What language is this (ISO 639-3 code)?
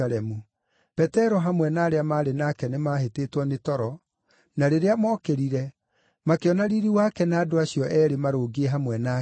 kik